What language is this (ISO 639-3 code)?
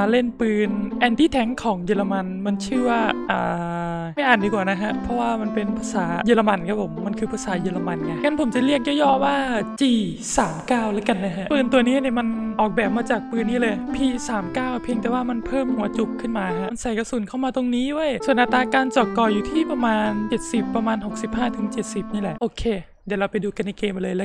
tha